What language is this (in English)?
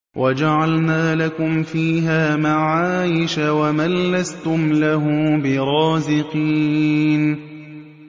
Arabic